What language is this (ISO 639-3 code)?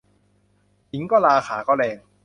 tha